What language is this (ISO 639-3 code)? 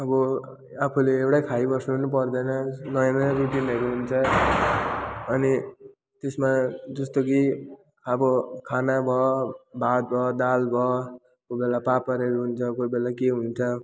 nep